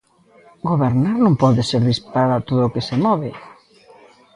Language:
Galician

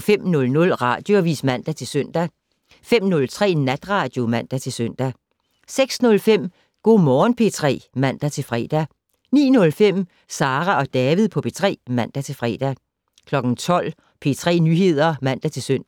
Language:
Danish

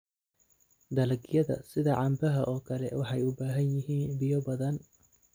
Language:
Somali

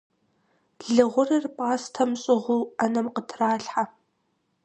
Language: Kabardian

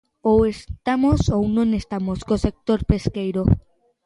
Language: Galician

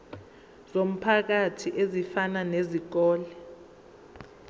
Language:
Zulu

